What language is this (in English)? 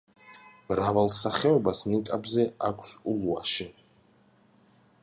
Georgian